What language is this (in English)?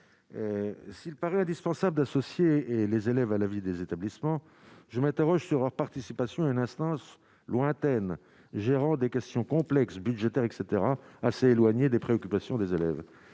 French